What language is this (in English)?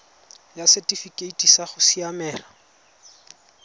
Tswana